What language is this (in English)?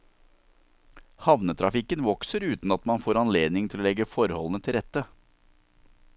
Norwegian